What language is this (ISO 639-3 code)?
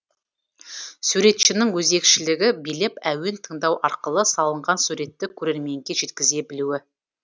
kaz